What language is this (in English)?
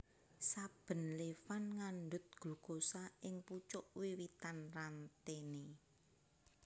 Javanese